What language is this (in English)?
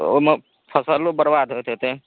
Maithili